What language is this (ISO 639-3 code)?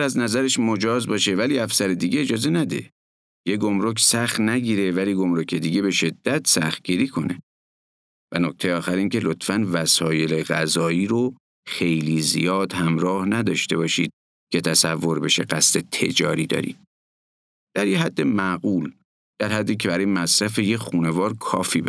fas